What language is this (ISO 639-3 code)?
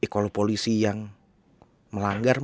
ind